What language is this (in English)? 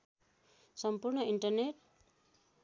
Nepali